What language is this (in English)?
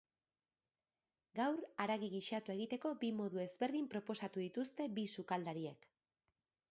Basque